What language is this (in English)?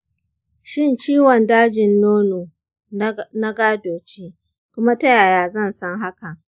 Hausa